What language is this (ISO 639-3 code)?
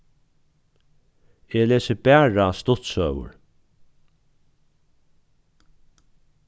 fao